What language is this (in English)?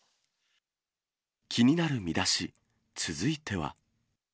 Japanese